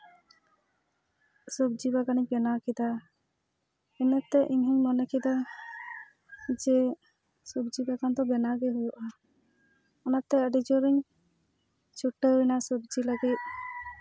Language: Santali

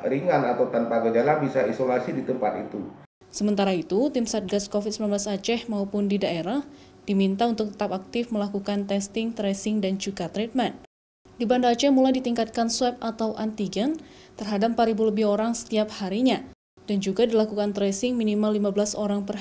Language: Indonesian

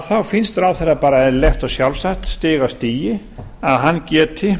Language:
Icelandic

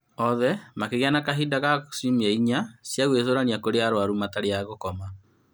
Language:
Kikuyu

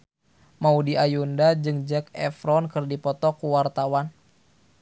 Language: Sundanese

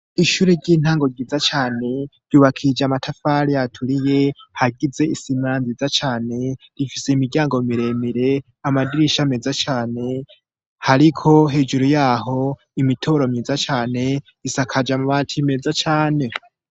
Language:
Rundi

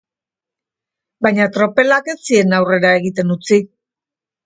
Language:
Basque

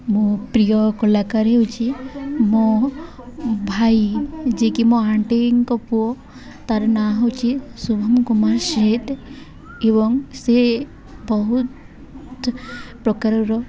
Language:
Odia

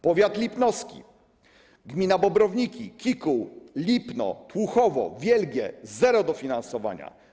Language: Polish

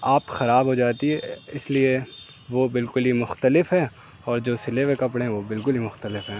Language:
Urdu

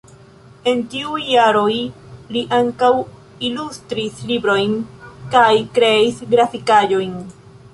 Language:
Esperanto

